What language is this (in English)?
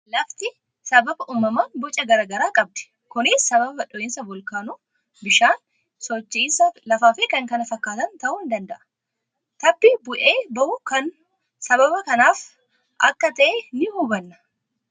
Oromo